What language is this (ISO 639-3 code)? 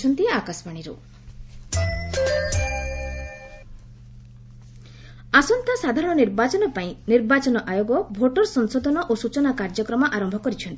ori